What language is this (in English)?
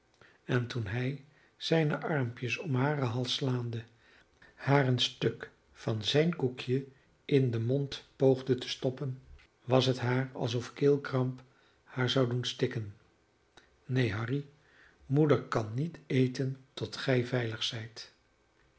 Dutch